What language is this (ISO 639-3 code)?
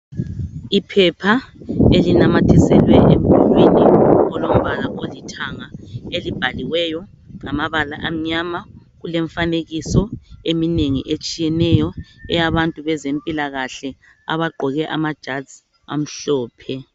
nde